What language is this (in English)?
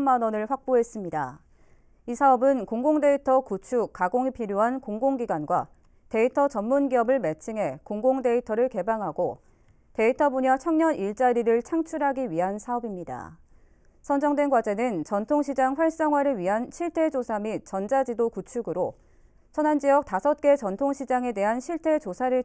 Korean